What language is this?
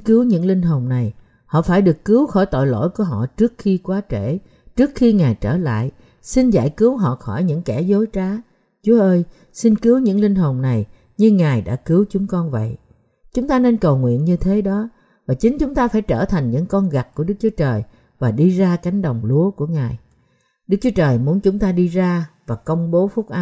Vietnamese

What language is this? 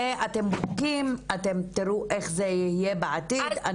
Hebrew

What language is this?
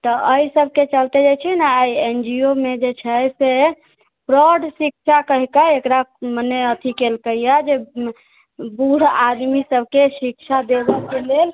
Maithili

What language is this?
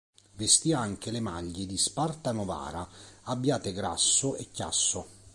Italian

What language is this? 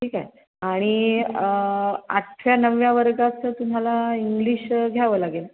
Marathi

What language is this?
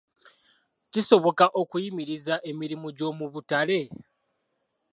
Ganda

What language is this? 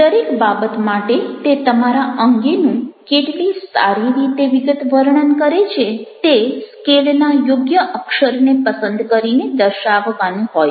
Gujarati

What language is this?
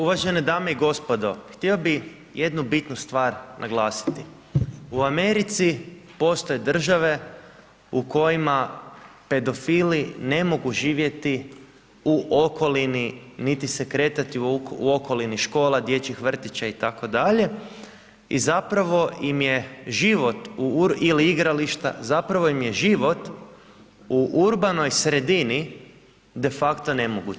Croatian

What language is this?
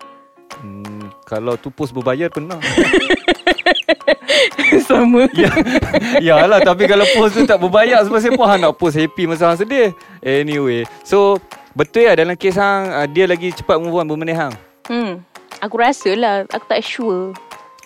Malay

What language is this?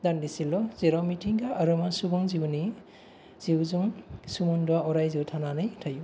Bodo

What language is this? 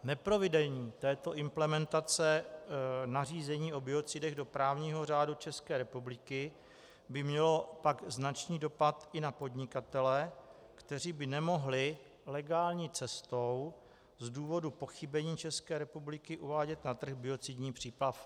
Czech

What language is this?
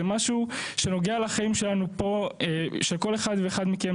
Hebrew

